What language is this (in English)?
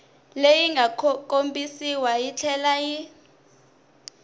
Tsonga